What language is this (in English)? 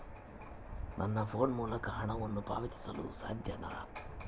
Kannada